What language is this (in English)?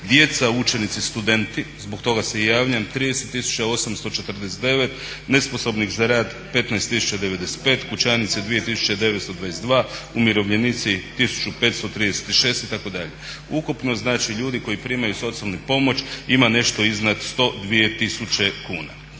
Croatian